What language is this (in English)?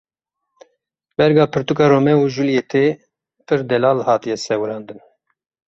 Kurdish